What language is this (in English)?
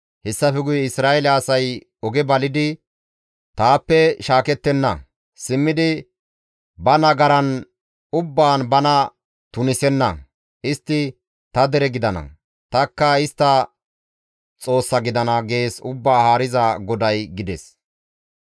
Gamo